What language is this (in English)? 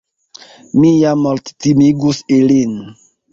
Esperanto